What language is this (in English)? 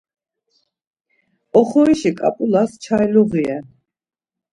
Laz